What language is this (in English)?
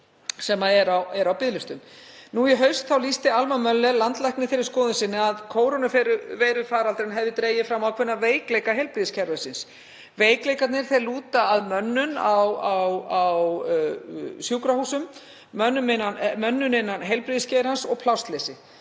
Icelandic